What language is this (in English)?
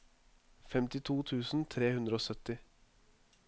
Norwegian